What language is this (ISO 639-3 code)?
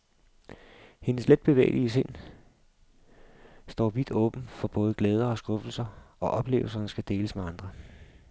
dan